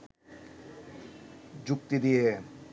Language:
Bangla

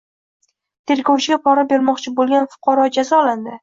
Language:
Uzbek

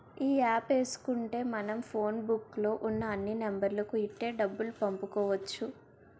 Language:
Telugu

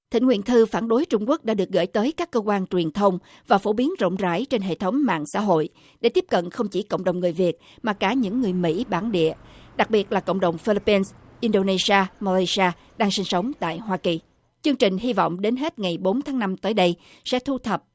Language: Vietnamese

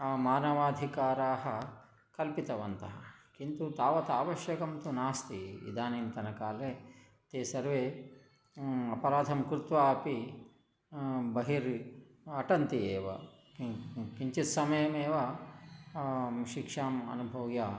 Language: Sanskrit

